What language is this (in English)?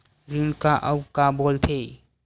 Chhattisgarhi